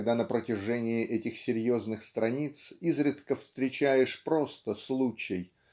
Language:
Russian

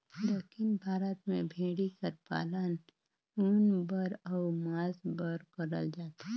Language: Chhattisgarhi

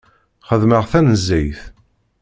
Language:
Kabyle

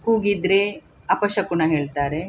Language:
Kannada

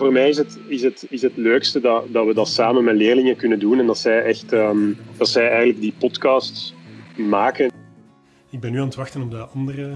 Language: Dutch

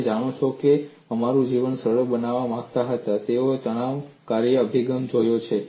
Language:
Gujarati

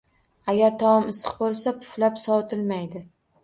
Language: Uzbek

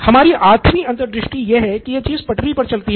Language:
Hindi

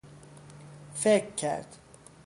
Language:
Persian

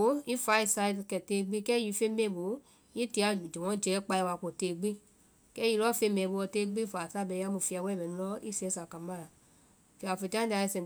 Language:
Vai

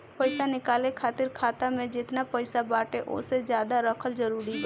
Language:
Bhojpuri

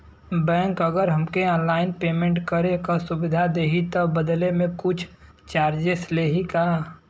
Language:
Bhojpuri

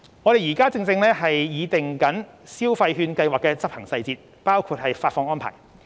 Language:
Cantonese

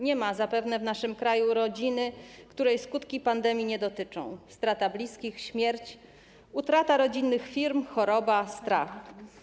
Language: Polish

